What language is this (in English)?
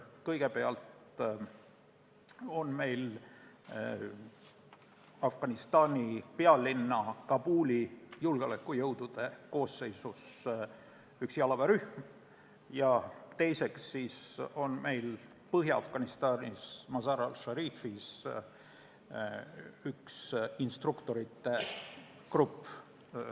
Estonian